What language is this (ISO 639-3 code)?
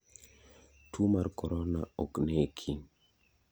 luo